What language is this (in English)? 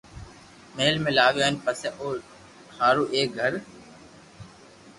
Loarki